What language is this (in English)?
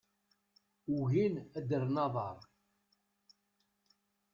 Kabyle